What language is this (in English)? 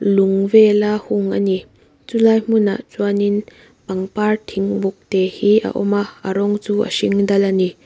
Mizo